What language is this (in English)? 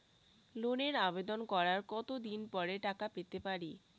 Bangla